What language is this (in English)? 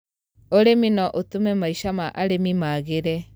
Kikuyu